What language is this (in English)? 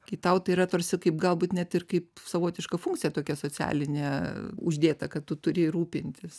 Lithuanian